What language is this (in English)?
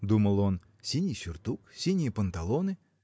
Russian